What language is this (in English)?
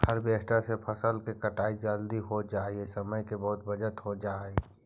Magahi